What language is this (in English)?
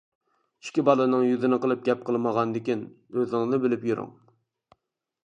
Uyghur